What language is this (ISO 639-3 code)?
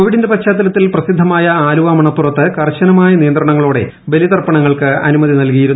mal